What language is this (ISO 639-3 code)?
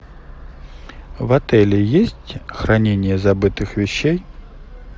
rus